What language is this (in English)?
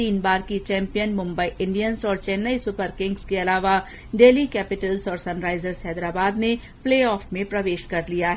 Hindi